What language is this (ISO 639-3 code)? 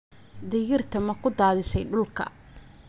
som